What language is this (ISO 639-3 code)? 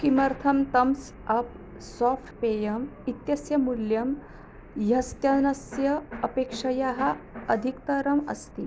san